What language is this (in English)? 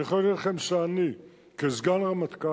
Hebrew